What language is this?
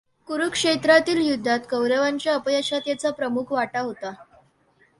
Marathi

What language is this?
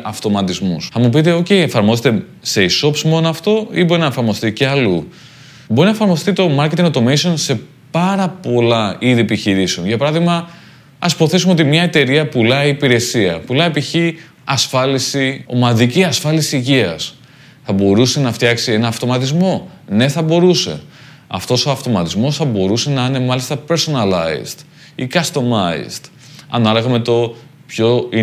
Greek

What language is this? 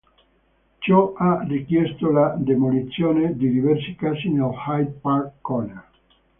Italian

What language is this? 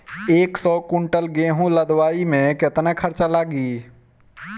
Bhojpuri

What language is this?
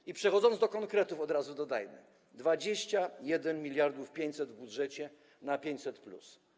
Polish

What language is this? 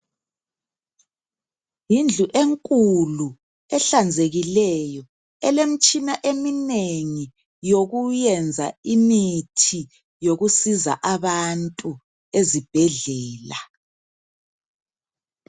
North Ndebele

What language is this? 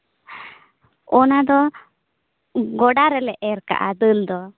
Santali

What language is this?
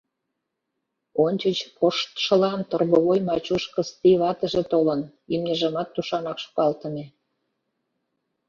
Mari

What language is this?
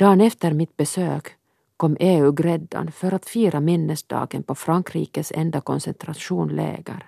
Swedish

